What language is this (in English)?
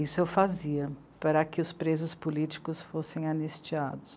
Portuguese